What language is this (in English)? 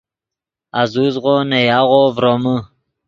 Yidgha